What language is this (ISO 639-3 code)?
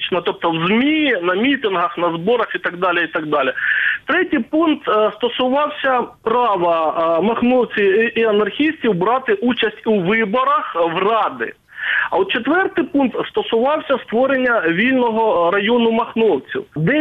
ukr